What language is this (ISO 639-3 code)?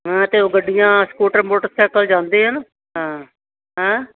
pan